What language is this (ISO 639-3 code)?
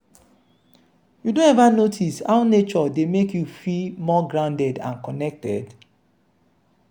pcm